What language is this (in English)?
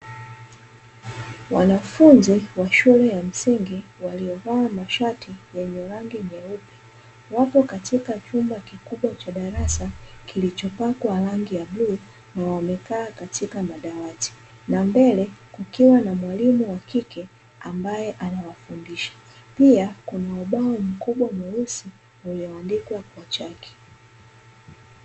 Swahili